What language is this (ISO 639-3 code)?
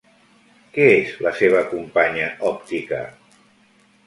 cat